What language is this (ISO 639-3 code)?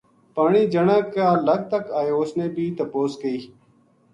gju